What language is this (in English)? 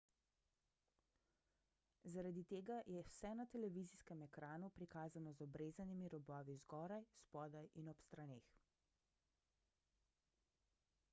Slovenian